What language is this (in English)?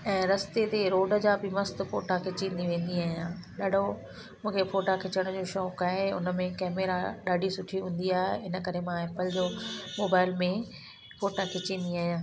Sindhi